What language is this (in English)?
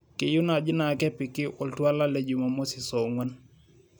Masai